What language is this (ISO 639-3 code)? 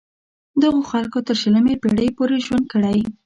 pus